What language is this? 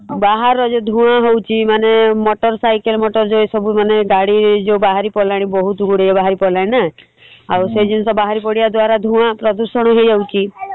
Odia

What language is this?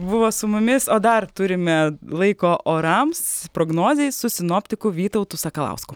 Lithuanian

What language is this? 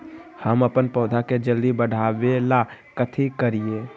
Magahi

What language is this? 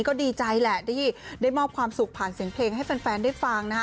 Thai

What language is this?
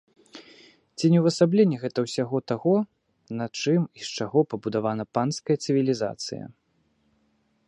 Belarusian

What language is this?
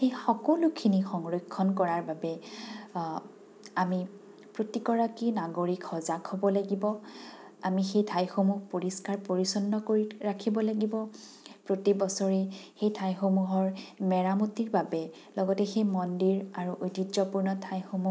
Assamese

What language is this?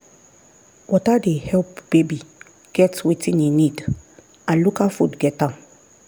Nigerian Pidgin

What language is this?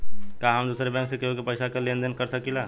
Bhojpuri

